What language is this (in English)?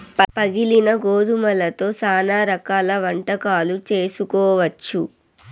Telugu